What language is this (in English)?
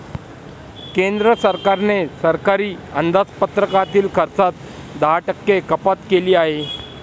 Marathi